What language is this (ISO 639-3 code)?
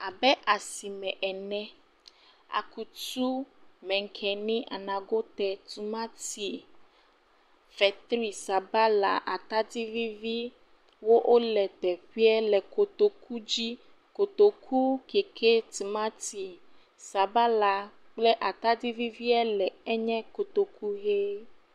ewe